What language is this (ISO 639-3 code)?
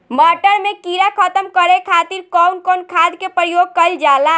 bho